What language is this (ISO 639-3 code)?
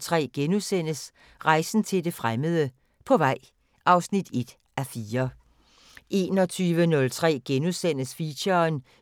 dan